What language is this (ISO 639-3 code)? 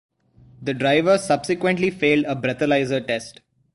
eng